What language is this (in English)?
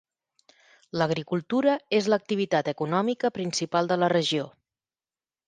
Catalan